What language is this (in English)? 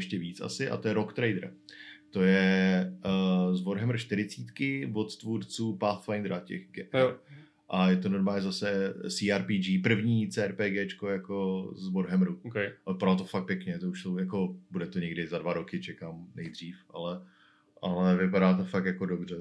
Czech